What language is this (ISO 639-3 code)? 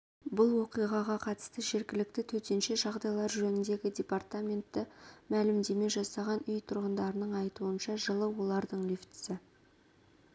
kaz